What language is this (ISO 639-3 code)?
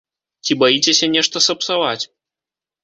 bel